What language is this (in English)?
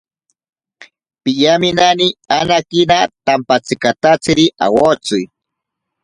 Ashéninka Perené